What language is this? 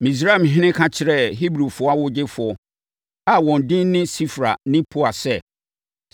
Akan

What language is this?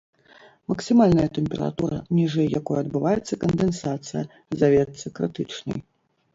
Belarusian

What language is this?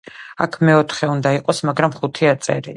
Georgian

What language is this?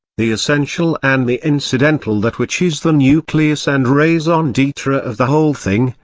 English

